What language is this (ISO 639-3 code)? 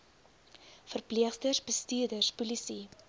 afr